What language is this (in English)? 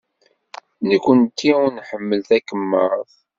Kabyle